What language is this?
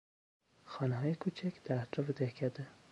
Persian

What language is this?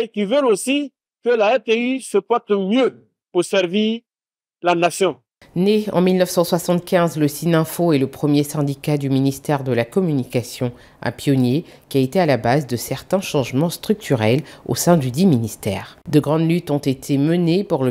French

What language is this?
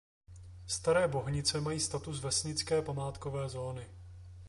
Czech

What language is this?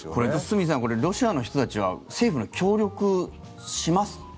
Japanese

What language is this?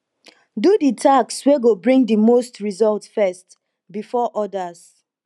Nigerian Pidgin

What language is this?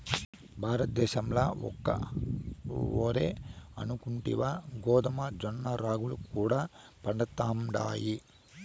Telugu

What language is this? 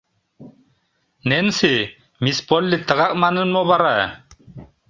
Mari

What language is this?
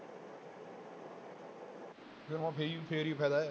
Punjabi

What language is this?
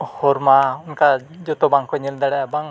Santali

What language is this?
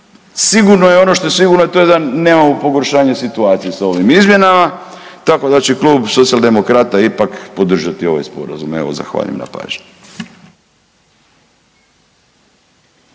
Croatian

